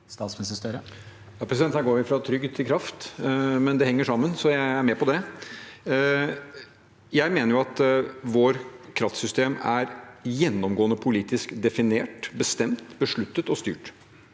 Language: Norwegian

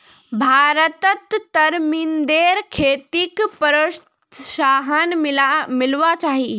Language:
Magahi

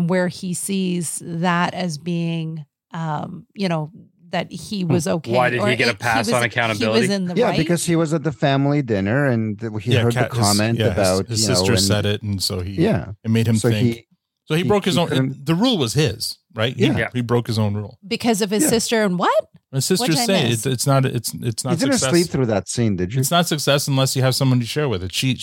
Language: English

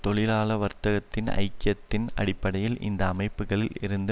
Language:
Tamil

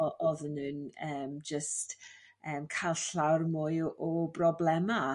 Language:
Welsh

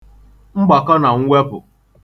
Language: Igbo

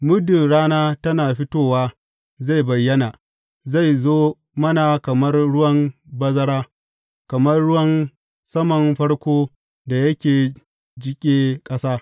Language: Hausa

